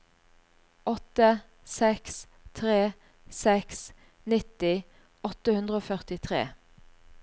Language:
Norwegian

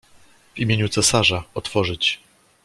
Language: Polish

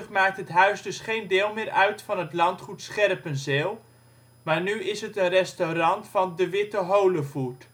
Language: Dutch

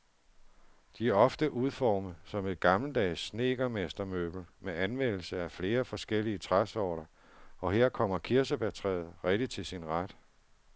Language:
Danish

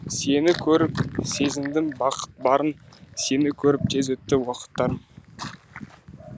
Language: Kazakh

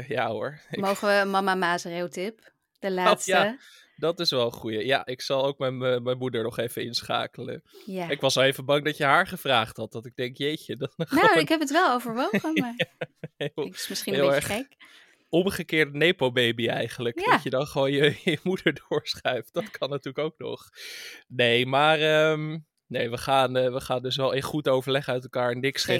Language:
Dutch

